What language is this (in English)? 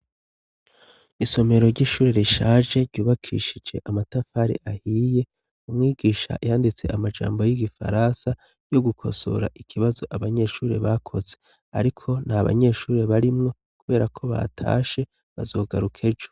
Rundi